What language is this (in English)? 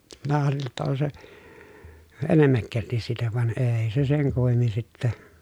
Finnish